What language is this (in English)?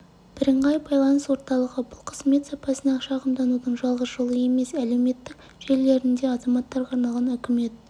Kazakh